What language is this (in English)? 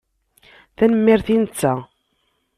Kabyle